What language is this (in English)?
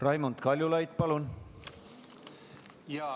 Estonian